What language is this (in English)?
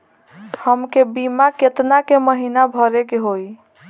Bhojpuri